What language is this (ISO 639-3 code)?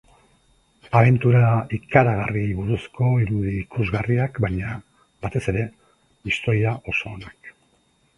eus